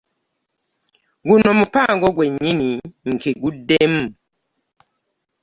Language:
Ganda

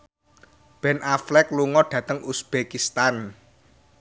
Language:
Javanese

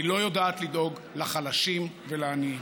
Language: Hebrew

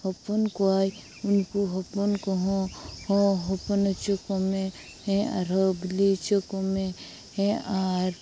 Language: Santali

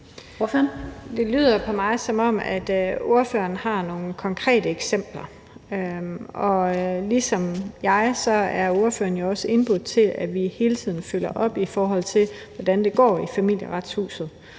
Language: Danish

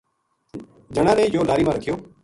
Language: Gujari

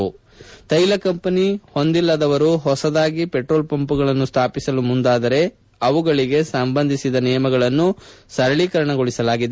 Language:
Kannada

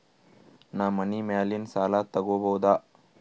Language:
Kannada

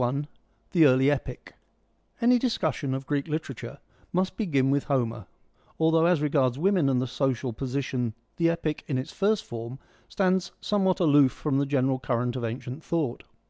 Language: English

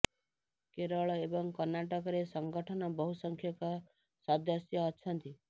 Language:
Odia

